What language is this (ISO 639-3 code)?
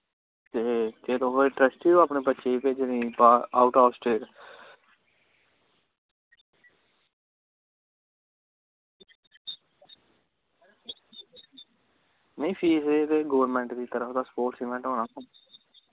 doi